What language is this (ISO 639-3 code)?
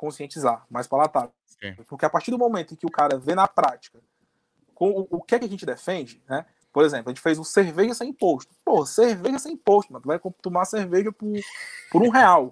por